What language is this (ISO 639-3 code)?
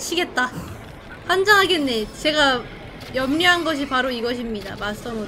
kor